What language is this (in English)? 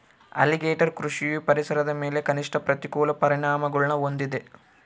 Kannada